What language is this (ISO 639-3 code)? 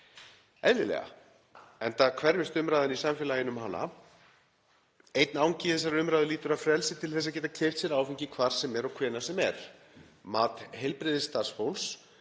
isl